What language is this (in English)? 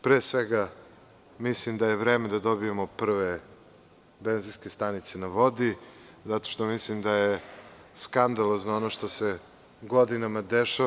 Serbian